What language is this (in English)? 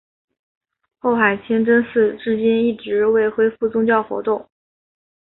Chinese